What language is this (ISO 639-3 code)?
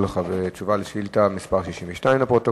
heb